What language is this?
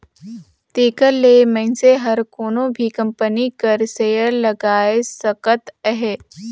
Chhattisgarhi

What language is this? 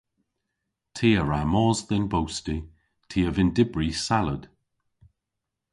Cornish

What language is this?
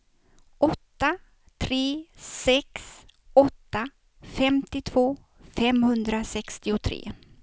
Swedish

